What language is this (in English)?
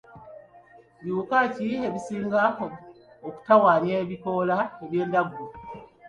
Ganda